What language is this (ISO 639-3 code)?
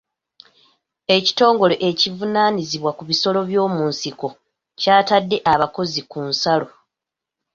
lug